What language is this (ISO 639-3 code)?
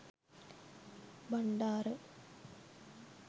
sin